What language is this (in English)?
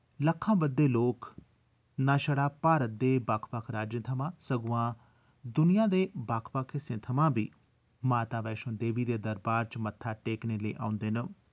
Dogri